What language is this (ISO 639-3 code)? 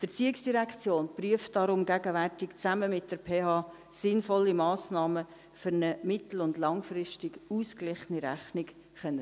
gsw